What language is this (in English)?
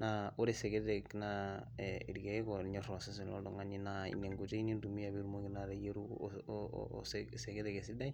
Masai